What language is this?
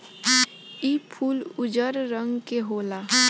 Bhojpuri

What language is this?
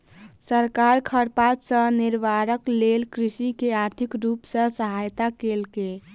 Maithili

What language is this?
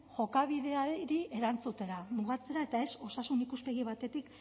Basque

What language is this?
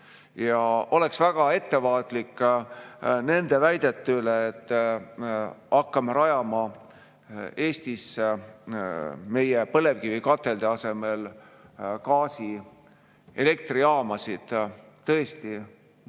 Estonian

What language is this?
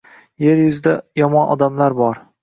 Uzbek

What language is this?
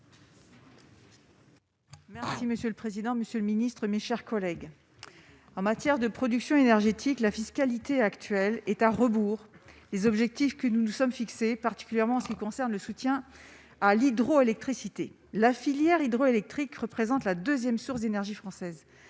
French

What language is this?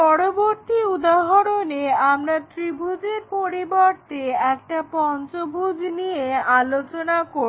Bangla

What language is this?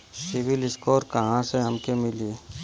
Bhojpuri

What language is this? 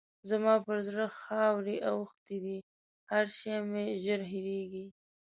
Pashto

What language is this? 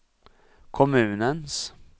Swedish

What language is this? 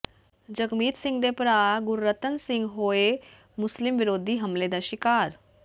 Punjabi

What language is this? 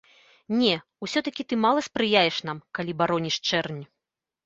Belarusian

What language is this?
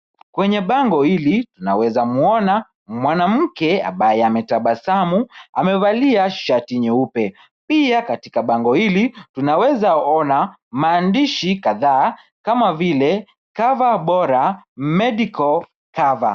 Swahili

